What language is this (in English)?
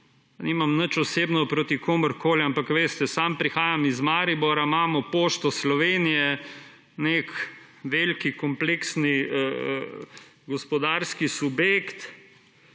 Slovenian